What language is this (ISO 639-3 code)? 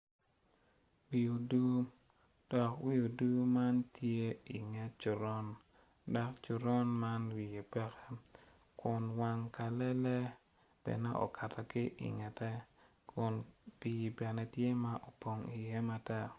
ach